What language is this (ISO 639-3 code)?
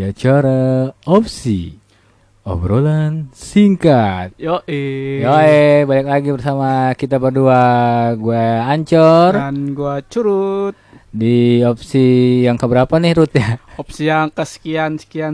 ind